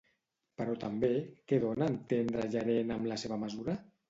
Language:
Catalan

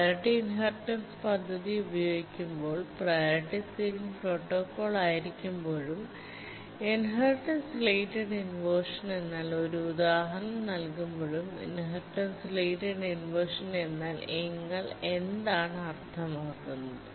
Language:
Malayalam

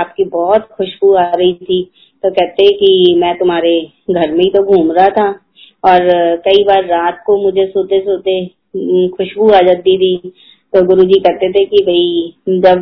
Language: Hindi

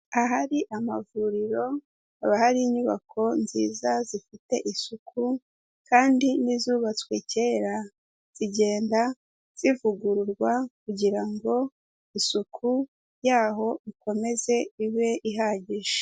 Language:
Kinyarwanda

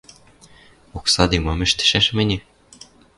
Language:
Western Mari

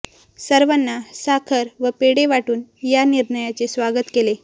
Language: Marathi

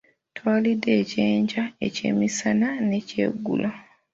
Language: Ganda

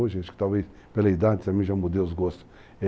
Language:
Portuguese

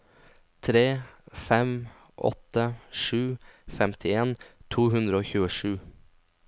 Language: Norwegian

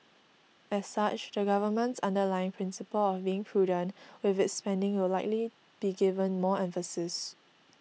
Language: English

